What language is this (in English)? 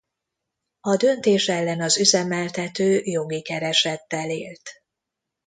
Hungarian